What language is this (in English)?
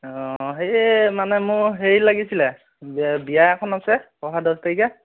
Assamese